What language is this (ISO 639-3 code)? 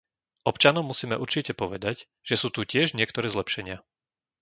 slk